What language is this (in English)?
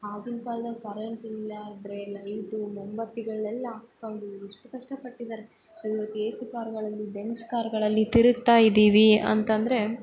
Kannada